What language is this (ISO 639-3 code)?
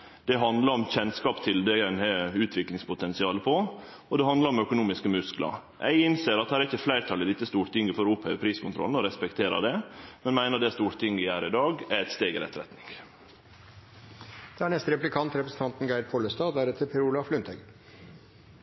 nno